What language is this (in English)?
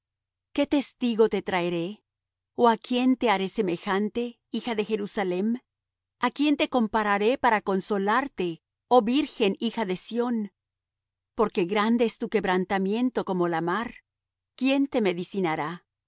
Spanish